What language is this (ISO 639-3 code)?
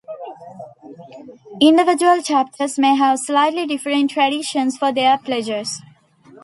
eng